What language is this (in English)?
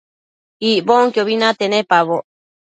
Matsés